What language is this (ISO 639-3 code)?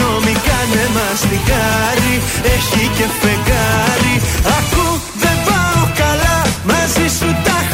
ell